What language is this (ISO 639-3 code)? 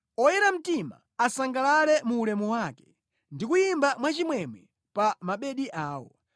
nya